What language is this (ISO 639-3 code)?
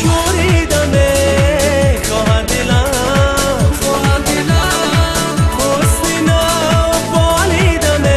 fas